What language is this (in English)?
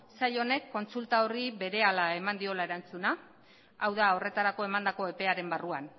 Basque